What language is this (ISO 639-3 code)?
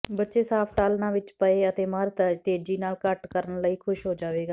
pan